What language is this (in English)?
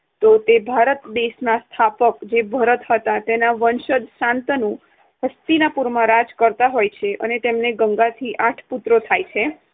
Gujarati